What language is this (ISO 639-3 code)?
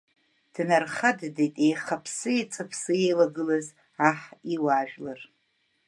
abk